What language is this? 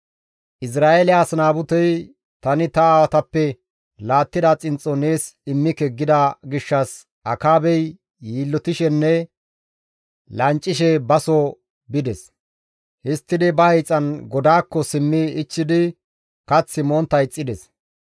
Gamo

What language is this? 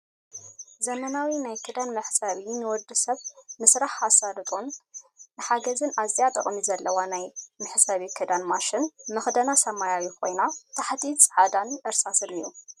Tigrinya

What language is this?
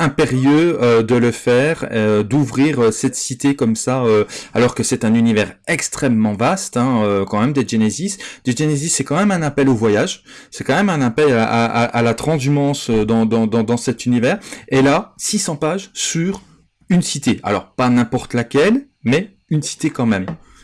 French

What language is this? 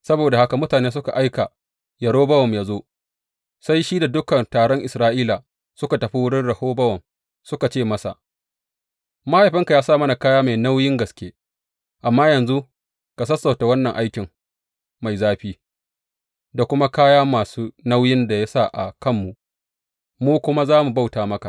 Hausa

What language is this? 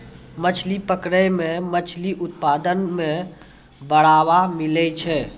Maithili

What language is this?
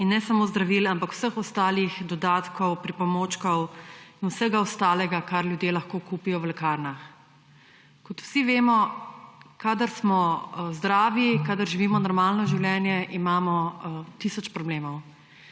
Slovenian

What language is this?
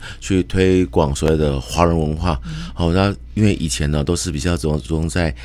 Chinese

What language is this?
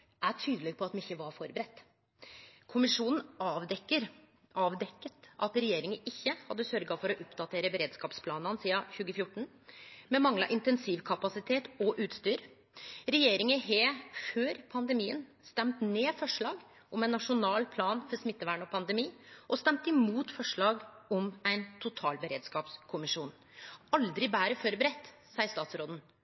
Norwegian Nynorsk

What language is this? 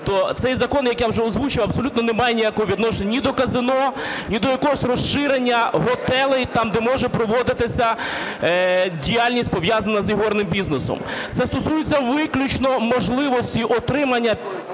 Ukrainian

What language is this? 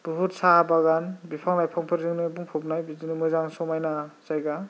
Bodo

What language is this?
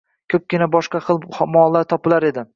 Uzbek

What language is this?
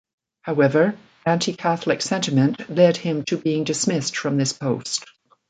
English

